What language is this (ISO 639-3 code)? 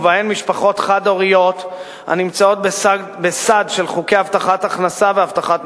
heb